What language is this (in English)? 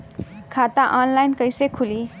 Bhojpuri